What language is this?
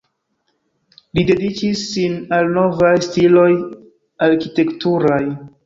Esperanto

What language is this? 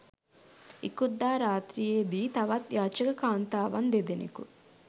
Sinhala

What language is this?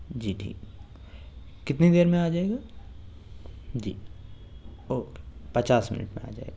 Urdu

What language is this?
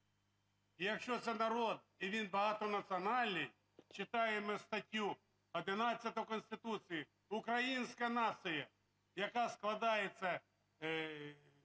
Ukrainian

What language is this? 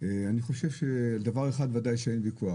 Hebrew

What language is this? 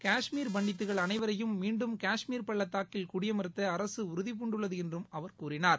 Tamil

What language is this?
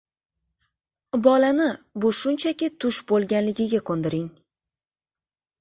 Uzbek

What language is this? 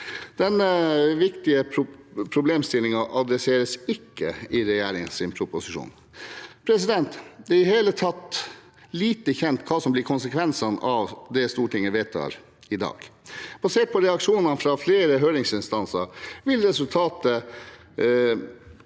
Norwegian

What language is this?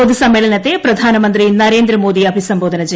Malayalam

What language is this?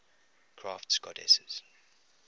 English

